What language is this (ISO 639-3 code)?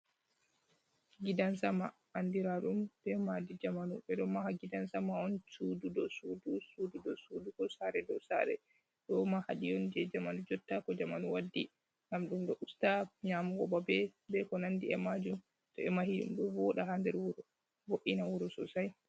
ful